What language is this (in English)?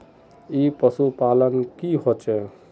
Magahi